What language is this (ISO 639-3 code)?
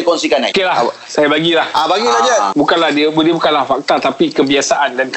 msa